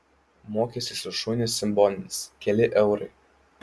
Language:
Lithuanian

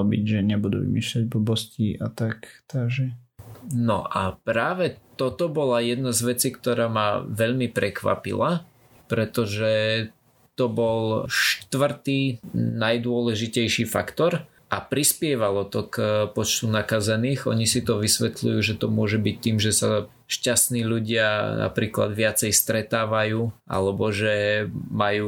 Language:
Slovak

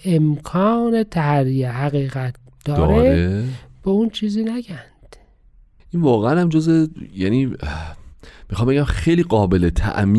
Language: Persian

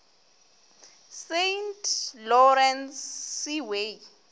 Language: Northern Sotho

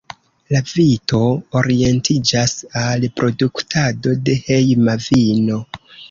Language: Esperanto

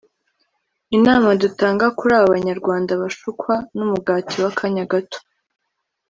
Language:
Kinyarwanda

